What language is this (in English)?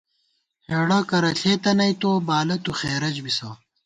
Gawar-Bati